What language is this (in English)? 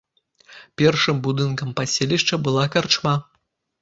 Belarusian